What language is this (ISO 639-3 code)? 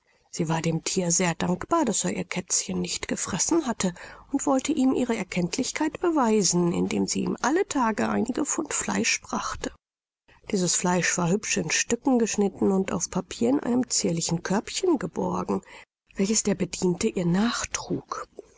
deu